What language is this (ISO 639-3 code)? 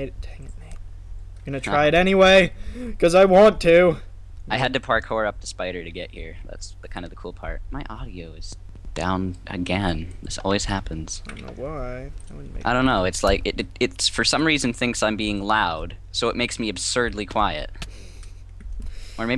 eng